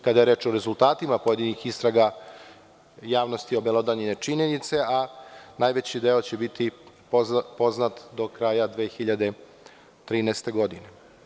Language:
Serbian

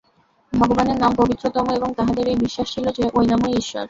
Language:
Bangla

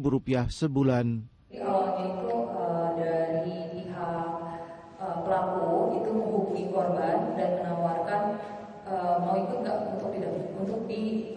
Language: Indonesian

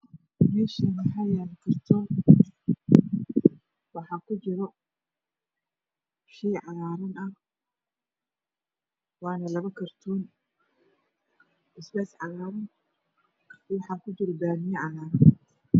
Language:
Somali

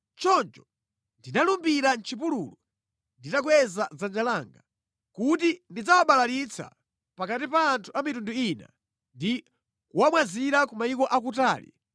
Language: Nyanja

